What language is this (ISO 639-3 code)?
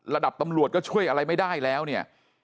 tha